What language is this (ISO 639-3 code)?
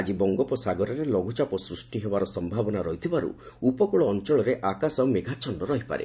ori